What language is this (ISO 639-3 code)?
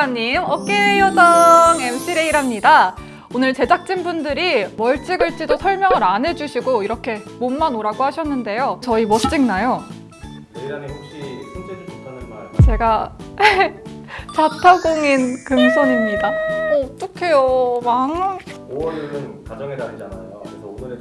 kor